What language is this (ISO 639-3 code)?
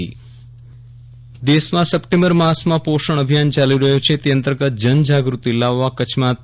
guj